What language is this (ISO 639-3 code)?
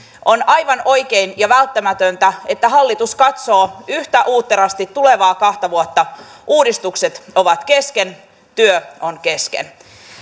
fin